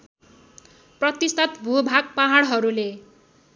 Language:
Nepali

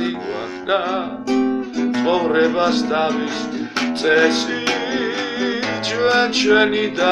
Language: Polish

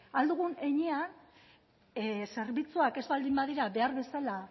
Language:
Basque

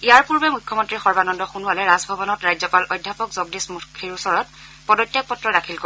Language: Assamese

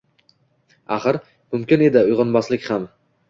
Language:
Uzbek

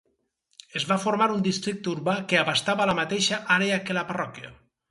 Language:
Catalan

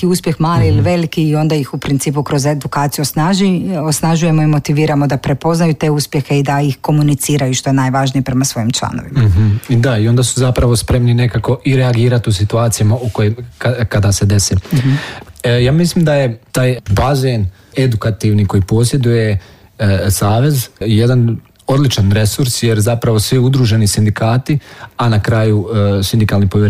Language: Croatian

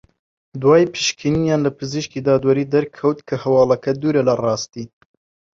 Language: Central Kurdish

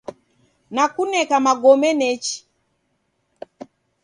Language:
Taita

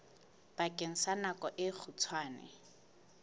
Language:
Southern Sotho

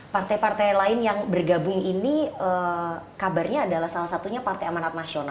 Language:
Indonesian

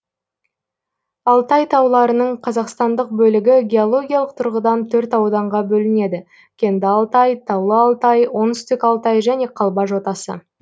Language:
Kazakh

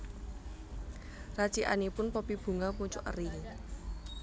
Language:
Javanese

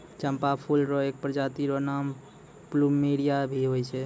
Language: Maithili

